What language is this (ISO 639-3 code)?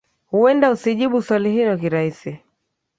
swa